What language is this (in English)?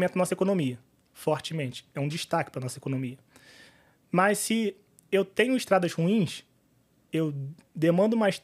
Portuguese